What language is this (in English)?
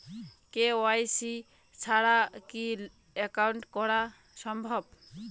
Bangla